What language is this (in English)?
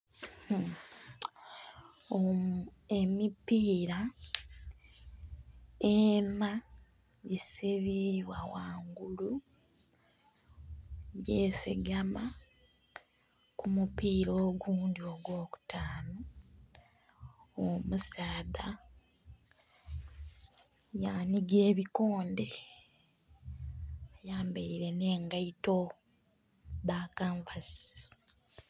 Soga